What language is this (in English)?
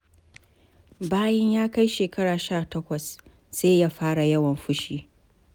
Hausa